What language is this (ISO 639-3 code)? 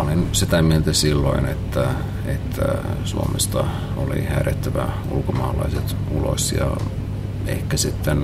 fin